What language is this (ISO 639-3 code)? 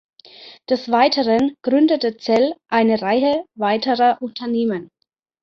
deu